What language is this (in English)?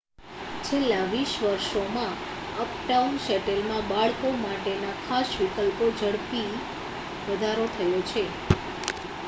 Gujarati